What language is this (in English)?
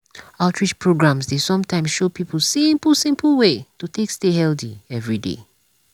Nigerian Pidgin